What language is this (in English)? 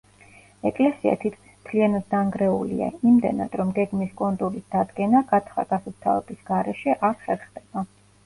Georgian